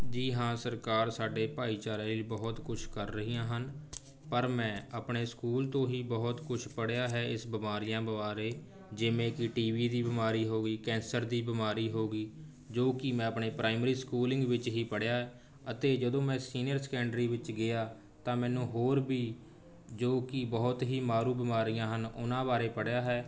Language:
Punjabi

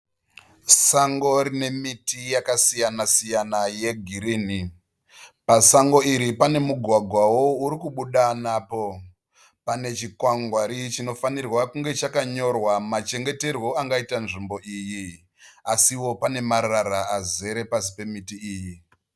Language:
Shona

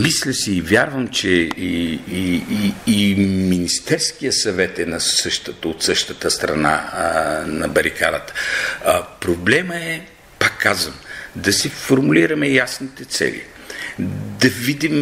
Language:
Bulgarian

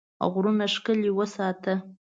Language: Pashto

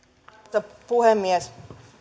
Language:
Finnish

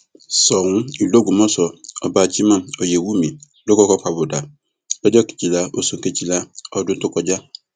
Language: Yoruba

